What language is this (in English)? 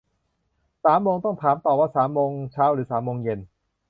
Thai